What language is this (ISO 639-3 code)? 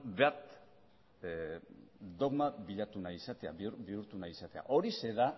eus